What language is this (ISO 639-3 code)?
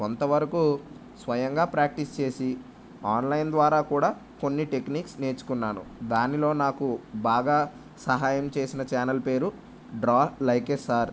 tel